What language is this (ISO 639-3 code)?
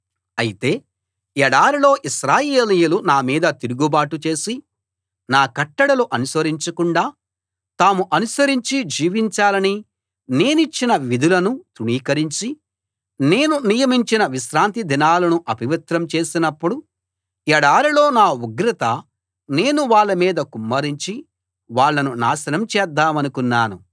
tel